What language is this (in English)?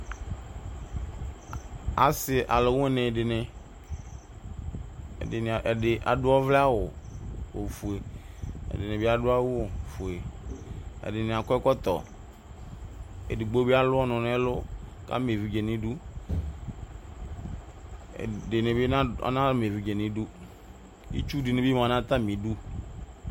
Ikposo